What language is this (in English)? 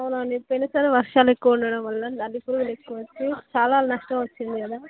Telugu